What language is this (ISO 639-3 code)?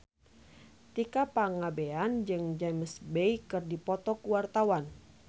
sun